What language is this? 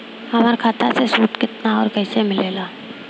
Bhojpuri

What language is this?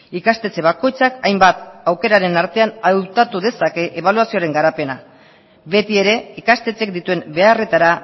Basque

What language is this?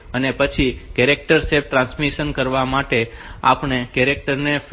Gujarati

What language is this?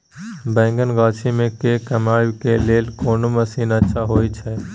Maithili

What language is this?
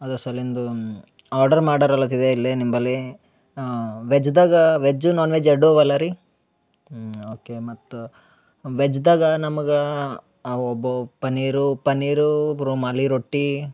Kannada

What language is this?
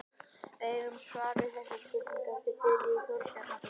Icelandic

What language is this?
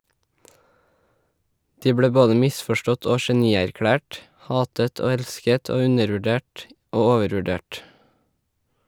Norwegian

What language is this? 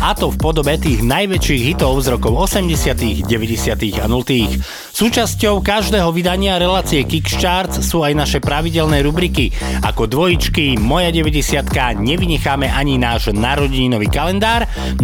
Slovak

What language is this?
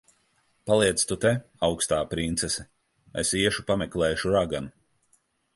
Latvian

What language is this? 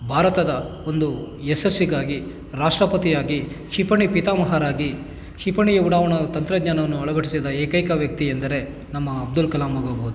Kannada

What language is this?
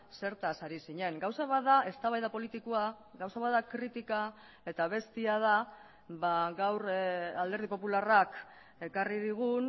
Basque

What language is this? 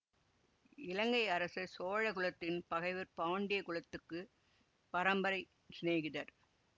Tamil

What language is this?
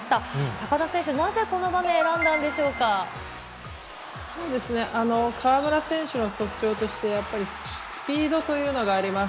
Japanese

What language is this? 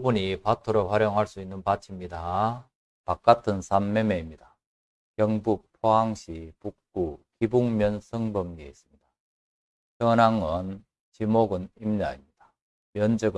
Korean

